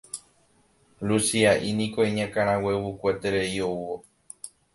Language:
Guarani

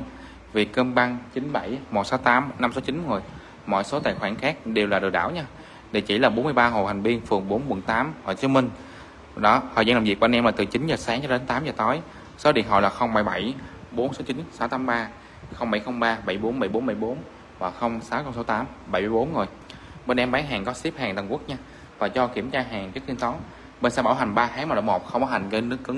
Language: Vietnamese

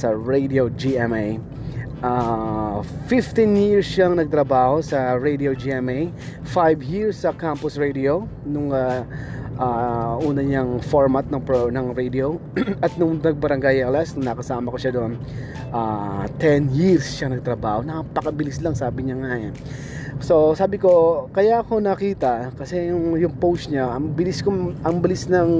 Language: Filipino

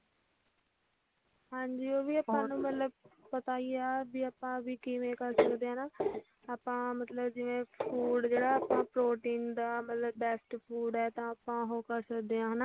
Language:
Punjabi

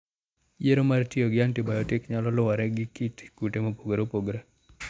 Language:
Luo (Kenya and Tanzania)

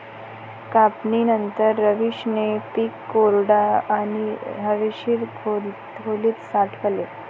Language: Marathi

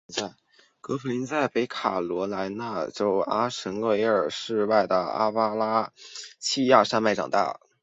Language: Chinese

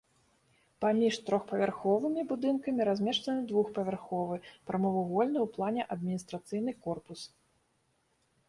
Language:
Belarusian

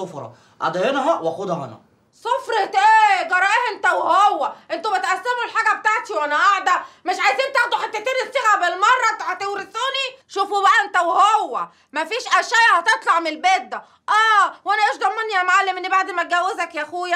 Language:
Arabic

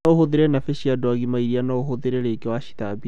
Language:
Kikuyu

